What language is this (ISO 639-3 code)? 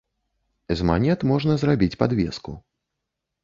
bel